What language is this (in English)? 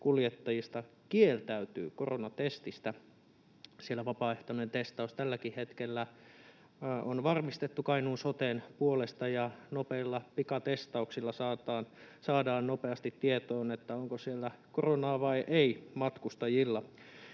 Finnish